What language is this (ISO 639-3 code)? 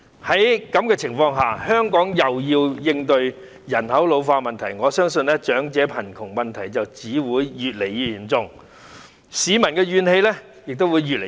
yue